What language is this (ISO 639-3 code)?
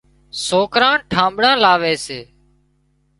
kxp